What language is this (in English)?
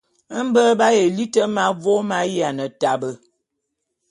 Bulu